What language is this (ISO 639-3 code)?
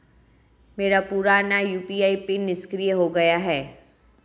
hin